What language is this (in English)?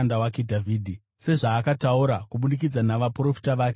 Shona